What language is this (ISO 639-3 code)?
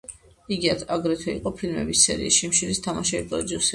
kat